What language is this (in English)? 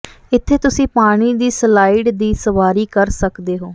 Punjabi